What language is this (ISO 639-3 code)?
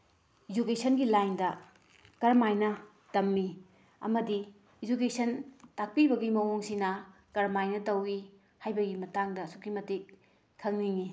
mni